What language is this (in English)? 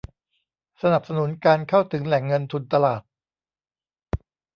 Thai